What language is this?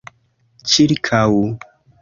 Esperanto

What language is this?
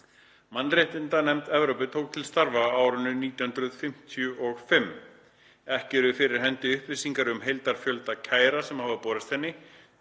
Icelandic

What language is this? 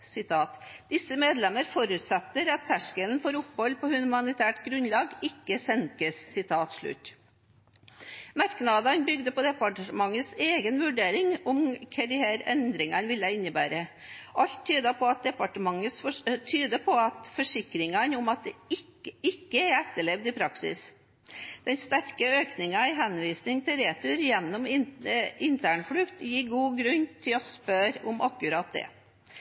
Norwegian Bokmål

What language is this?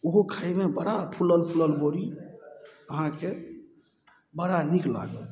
Maithili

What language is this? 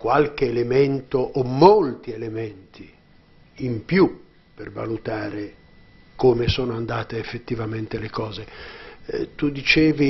Italian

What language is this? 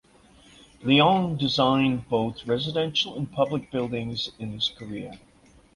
English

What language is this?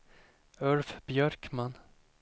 Swedish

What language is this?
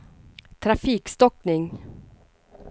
Swedish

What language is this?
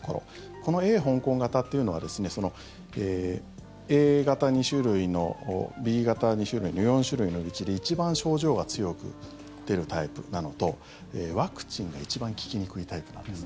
Japanese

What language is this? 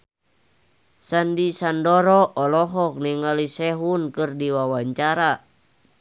Sundanese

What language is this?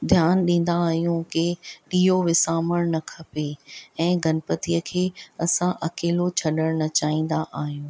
Sindhi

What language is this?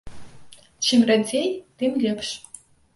Belarusian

